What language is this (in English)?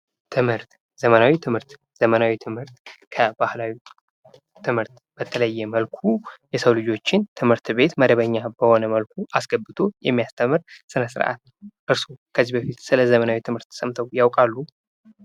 Amharic